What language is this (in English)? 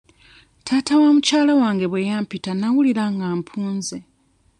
Ganda